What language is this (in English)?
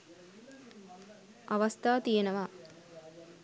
Sinhala